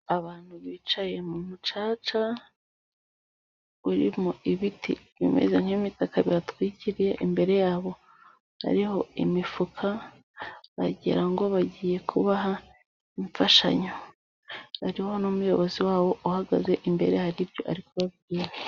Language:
Kinyarwanda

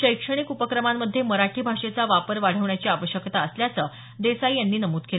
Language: Marathi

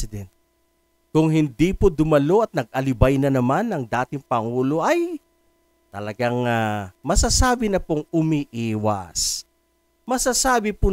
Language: Filipino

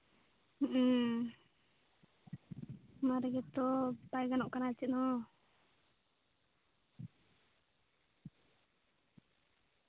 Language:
Santali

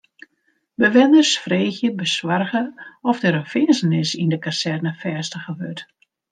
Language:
Western Frisian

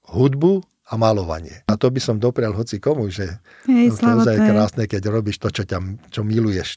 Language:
Slovak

